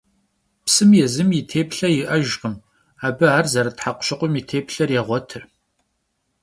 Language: Kabardian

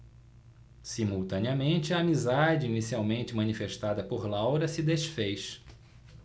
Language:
Portuguese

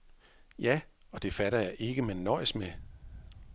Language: Danish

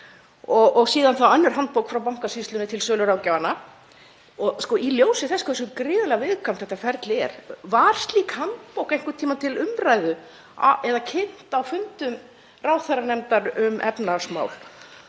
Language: Icelandic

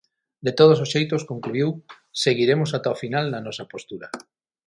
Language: Galician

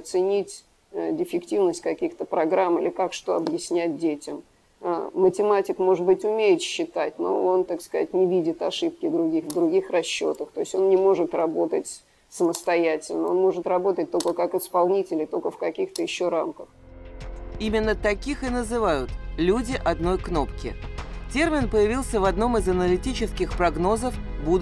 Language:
Russian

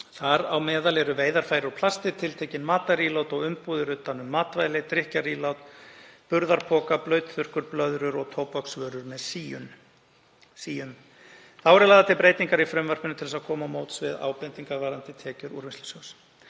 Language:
Icelandic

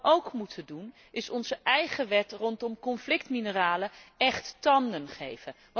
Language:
Dutch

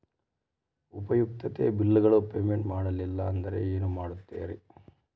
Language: Kannada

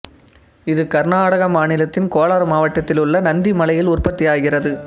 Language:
Tamil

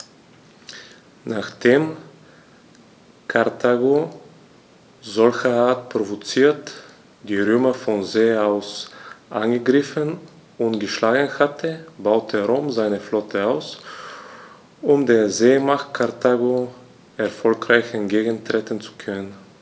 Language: German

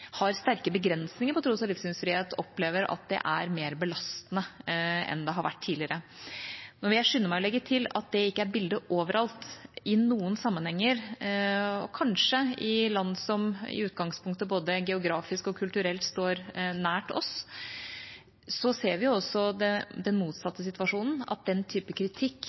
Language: Norwegian Bokmål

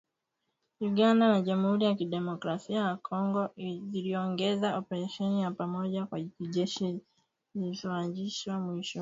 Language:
Swahili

